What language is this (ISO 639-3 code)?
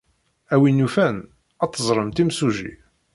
kab